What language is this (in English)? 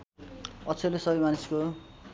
Nepali